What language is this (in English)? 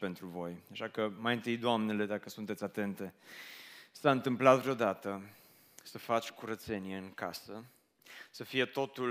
Romanian